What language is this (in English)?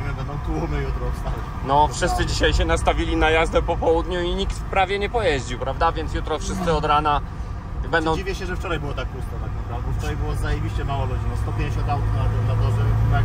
Polish